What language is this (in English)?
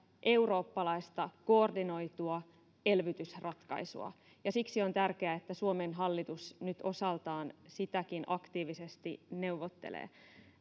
Finnish